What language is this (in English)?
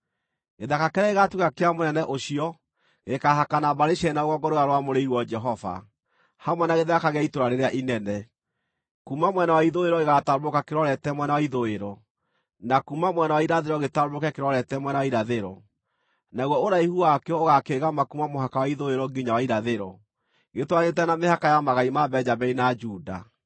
Kikuyu